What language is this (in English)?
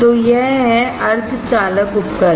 Hindi